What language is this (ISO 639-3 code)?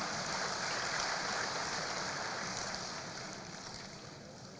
ind